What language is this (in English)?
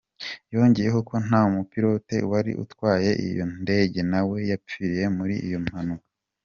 Kinyarwanda